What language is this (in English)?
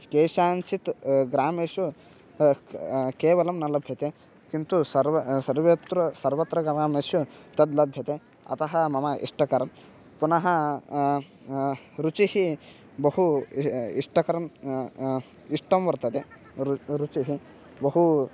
Sanskrit